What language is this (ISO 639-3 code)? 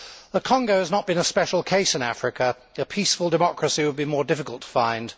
eng